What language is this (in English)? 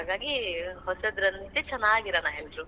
Kannada